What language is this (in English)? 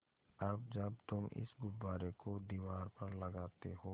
Hindi